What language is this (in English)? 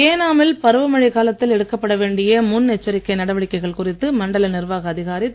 Tamil